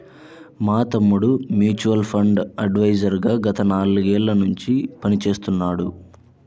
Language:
Telugu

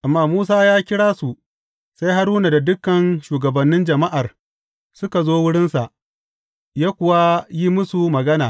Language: Hausa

